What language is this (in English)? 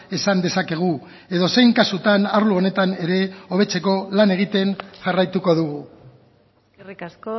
Basque